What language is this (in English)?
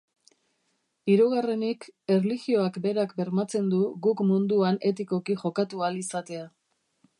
Basque